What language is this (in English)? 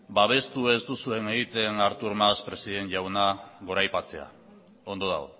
Basque